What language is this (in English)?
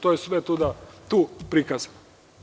Serbian